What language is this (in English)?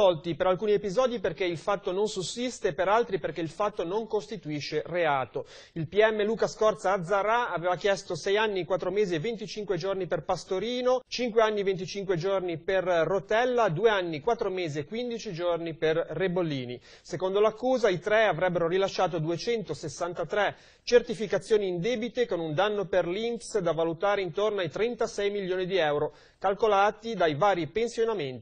Italian